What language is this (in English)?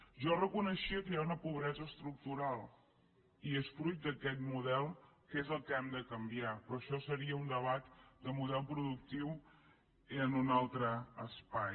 Catalan